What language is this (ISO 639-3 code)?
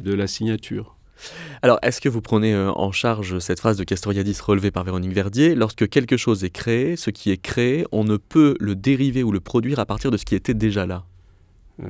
fra